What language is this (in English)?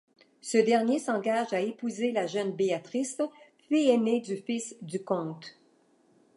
French